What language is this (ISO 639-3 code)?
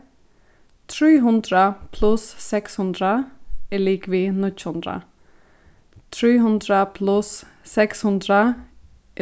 fao